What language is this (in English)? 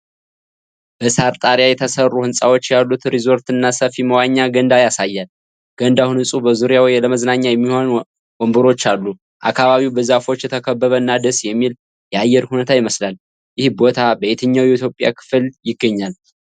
Amharic